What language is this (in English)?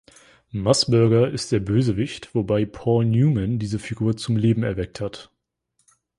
German